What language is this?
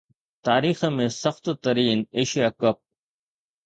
Sindhi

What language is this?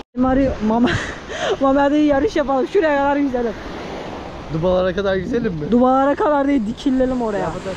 Turkish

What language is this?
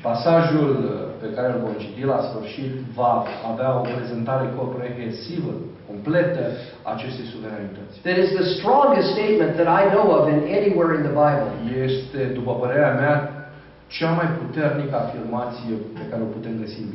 Romanian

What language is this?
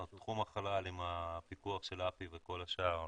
Hebrew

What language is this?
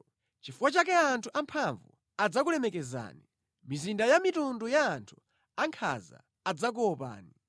Nyanja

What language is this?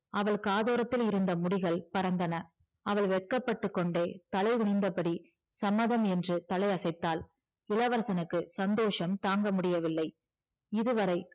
Tamil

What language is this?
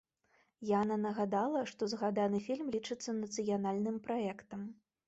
Belarusian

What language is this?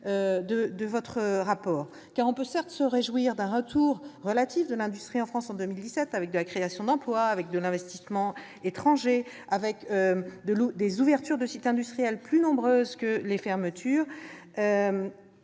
French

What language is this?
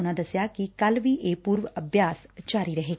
Punjabi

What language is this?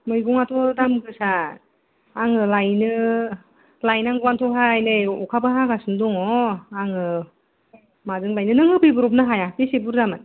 Bodo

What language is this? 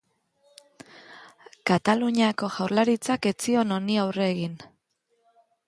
Basque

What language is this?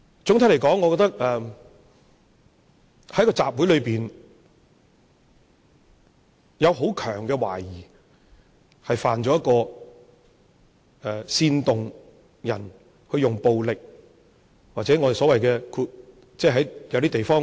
Cantonese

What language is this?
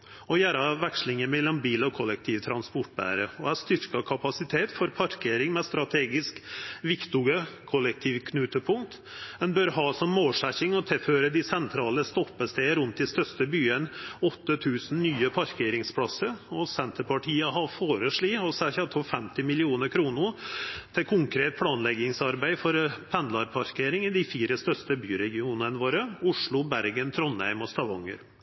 Norwegian Nynorsk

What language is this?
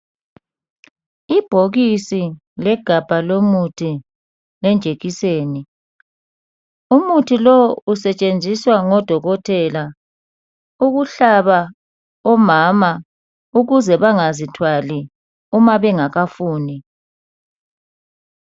North Ndebele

